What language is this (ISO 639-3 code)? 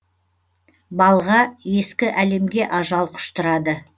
kaz